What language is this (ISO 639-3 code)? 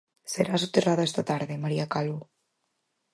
glg